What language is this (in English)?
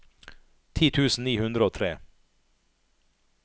Norwegian